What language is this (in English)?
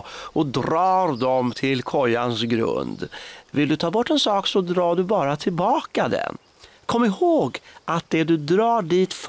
Swedish